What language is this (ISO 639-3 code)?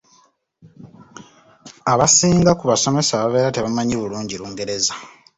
lug